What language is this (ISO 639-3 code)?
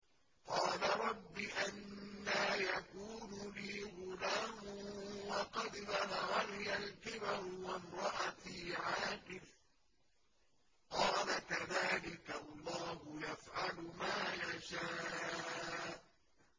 ara